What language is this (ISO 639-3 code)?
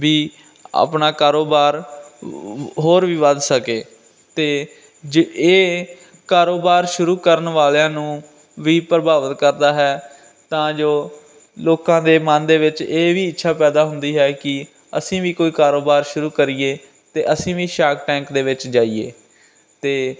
pan